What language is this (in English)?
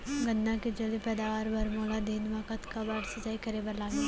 Chhattisgarhi